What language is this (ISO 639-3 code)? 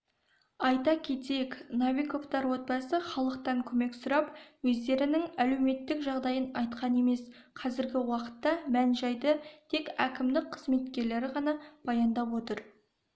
kaz